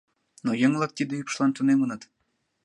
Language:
Mari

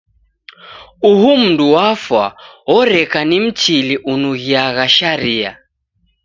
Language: Taita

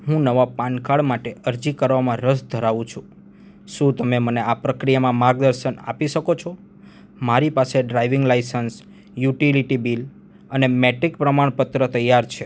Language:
Gujarati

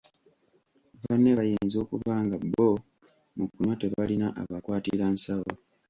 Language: Ganda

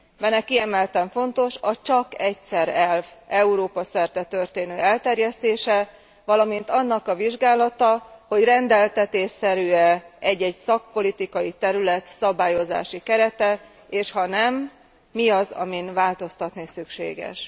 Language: Hungarian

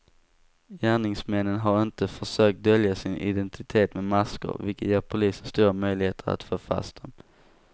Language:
Swedish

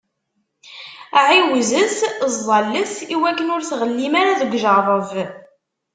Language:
Kabyle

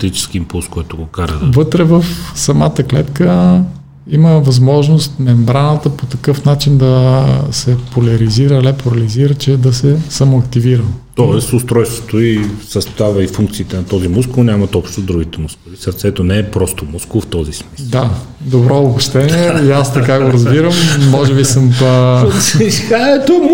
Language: Bulgarian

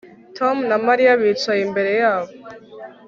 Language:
Kinyarwanda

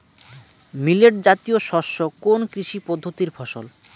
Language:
Bangla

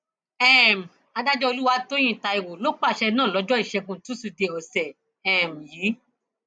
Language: Yoruba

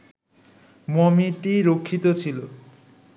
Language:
Bangla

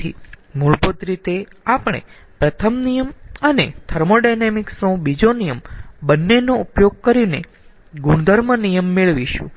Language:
Gujarati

